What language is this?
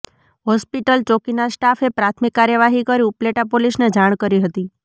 Gujarati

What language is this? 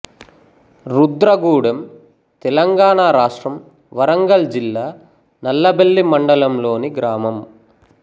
Telugu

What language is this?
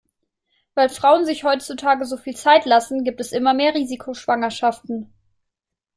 German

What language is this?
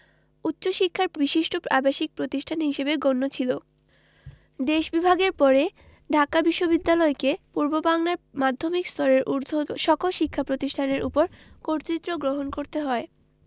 Bangla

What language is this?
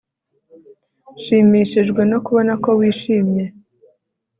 Kinyarwanda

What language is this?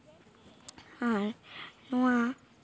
Santali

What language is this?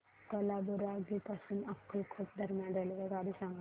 Marathi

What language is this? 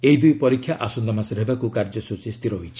Odia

